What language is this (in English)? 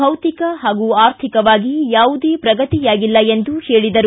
Kannada